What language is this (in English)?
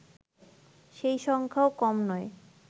Bangla